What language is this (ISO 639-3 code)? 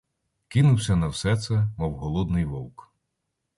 ukr